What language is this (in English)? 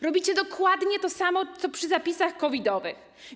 Polish